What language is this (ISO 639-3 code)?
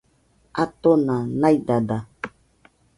hux